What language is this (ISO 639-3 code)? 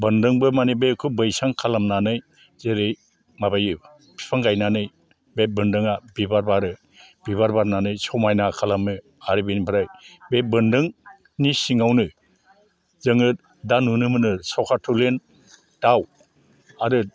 brx